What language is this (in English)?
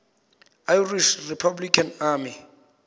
Xhosa